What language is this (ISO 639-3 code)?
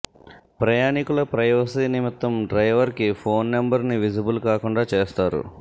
tel